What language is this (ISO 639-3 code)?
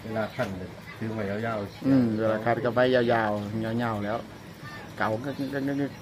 tha